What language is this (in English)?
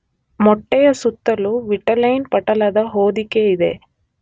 Kannada